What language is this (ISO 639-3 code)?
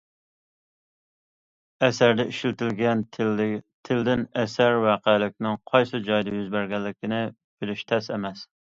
uig